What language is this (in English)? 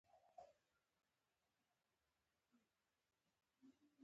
Pashto